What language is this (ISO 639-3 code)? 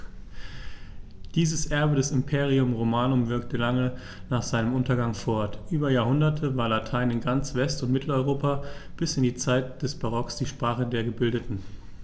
deu